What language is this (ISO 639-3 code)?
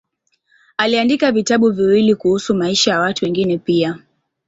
swa